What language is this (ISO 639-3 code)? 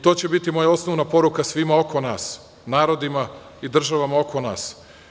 srp